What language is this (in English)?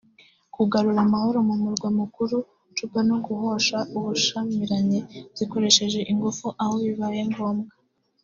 Kinyarwanda